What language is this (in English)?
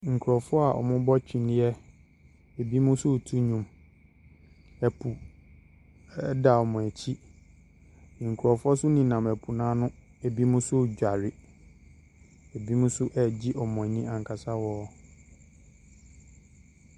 Akan